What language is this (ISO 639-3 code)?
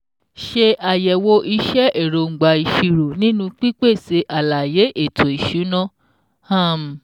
yor